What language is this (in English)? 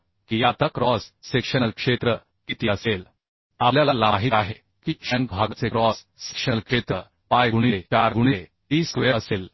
Marathi